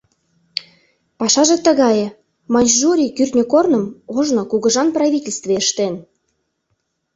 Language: Mari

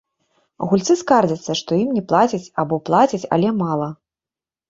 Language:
Belarusian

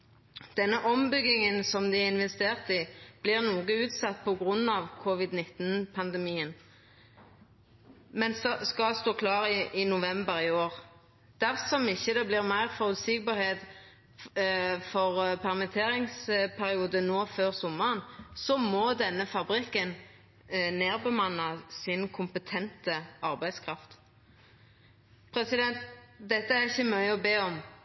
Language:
Norwegian Nynorsk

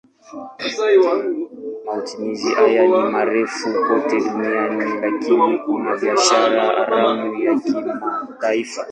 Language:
Swahili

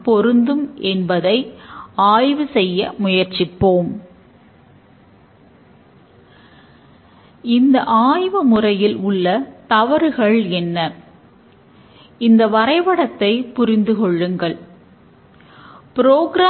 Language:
Tamil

